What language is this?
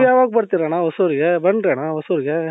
Kannada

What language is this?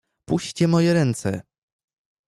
Polish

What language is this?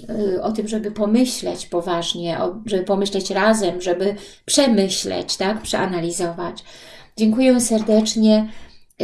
Polish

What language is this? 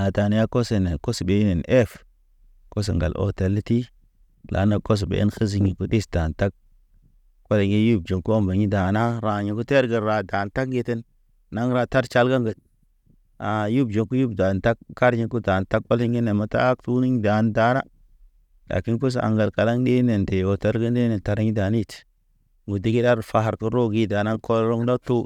Naba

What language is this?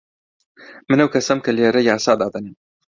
Central Kurdish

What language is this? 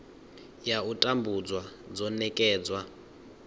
Venda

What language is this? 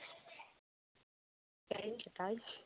Santali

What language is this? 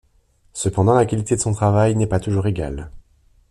French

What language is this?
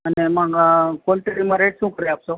Gujarati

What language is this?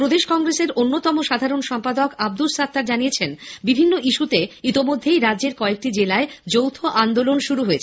Bangla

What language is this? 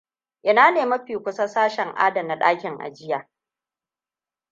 Hausa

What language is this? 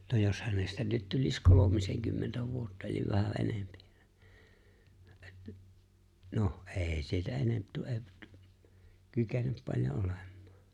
Finnish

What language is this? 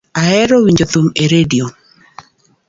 Luo (Kenya and Tanzania)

